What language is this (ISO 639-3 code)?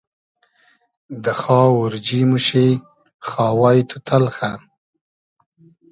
haz